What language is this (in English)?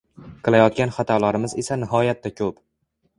Uzbek